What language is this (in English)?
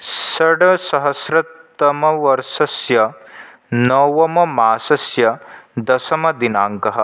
Sanskrit